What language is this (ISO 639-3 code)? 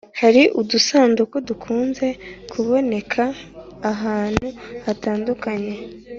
kin